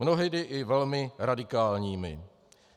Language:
Czech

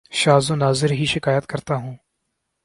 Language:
Urdu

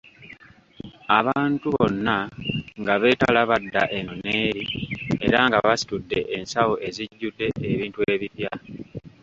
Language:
Ganda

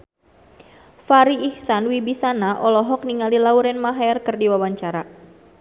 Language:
Sundanese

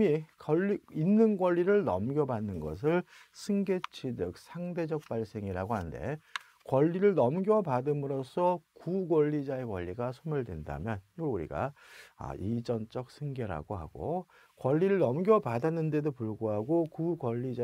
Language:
Korean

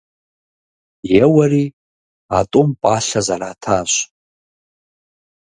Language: Kabardian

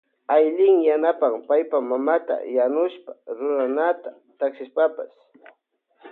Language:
Loja Highland Quichua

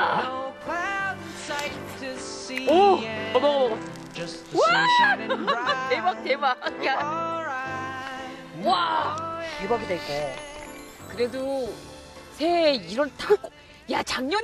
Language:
Korean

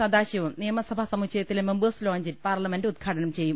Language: Malayalam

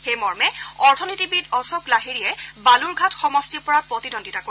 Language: Assamese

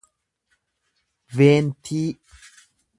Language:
Oromo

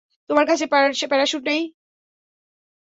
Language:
Bangla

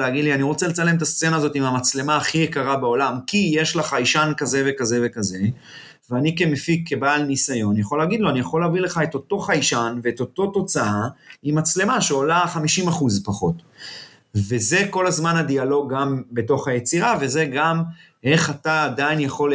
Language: Hebrew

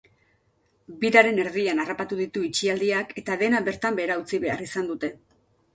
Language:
Basque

